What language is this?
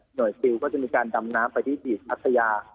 Thai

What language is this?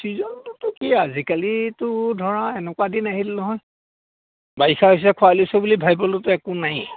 Assamese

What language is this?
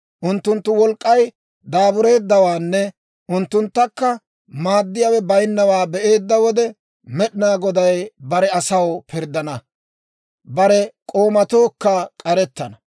Dawro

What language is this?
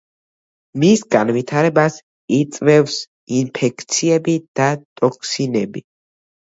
Georgian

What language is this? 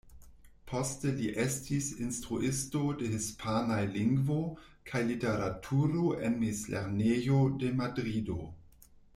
Esperanto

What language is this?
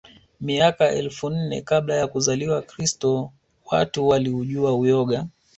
Swahili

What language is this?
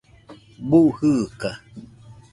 Nüpode Huitoto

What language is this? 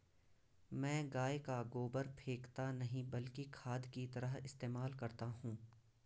Hindi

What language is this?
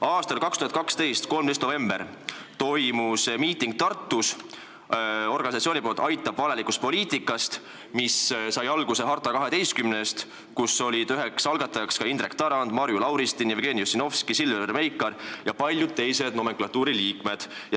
Estonian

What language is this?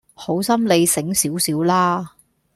Cantonese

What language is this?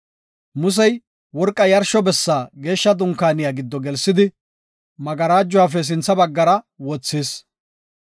Gofa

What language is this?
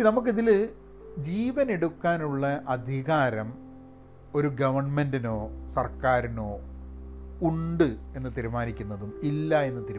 Malayalam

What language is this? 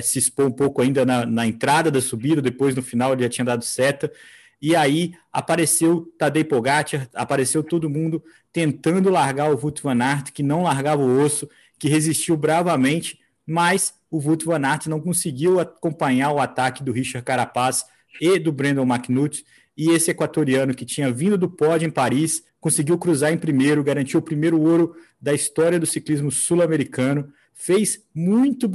Portuguese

